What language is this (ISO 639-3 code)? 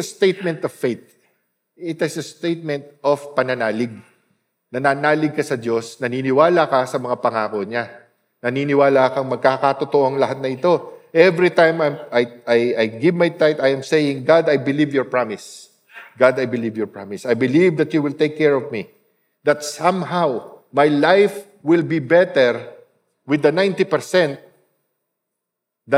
fil